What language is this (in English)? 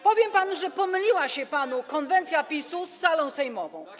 Polish